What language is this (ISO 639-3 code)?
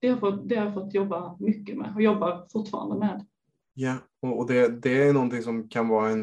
swe